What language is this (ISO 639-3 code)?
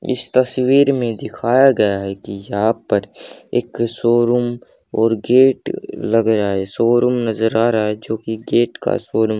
hin